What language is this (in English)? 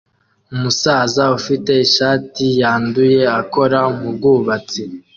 Kinyarwanda